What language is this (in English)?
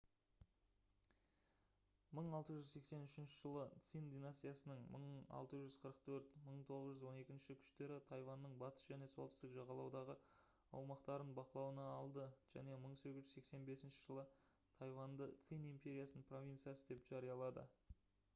Kazakh